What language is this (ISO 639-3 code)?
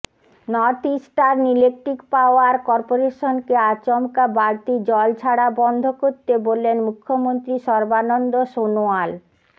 ben